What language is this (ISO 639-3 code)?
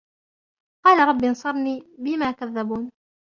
ara